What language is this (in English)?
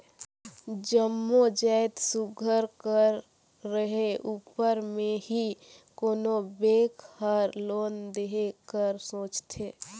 Chhattisgarhi